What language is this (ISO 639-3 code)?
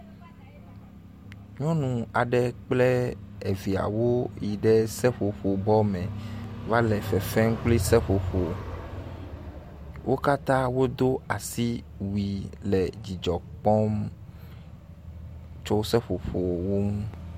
ewe